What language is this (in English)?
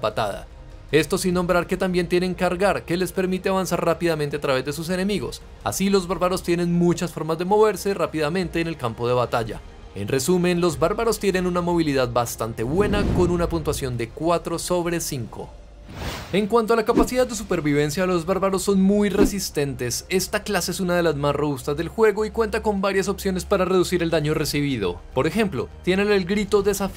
Spanish